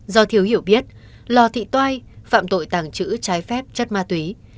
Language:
Vietnamese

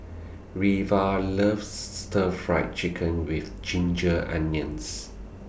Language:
English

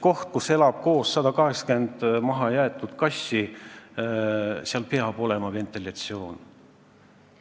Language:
Estonian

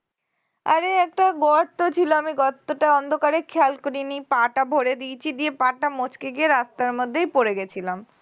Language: Bangla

